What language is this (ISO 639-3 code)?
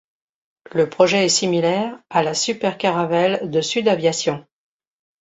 fra